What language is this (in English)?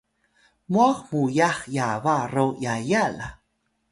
Atayal